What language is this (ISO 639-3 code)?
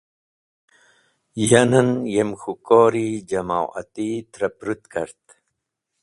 wbl